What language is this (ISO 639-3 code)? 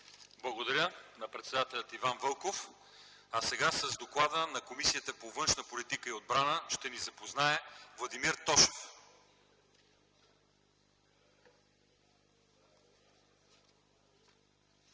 bul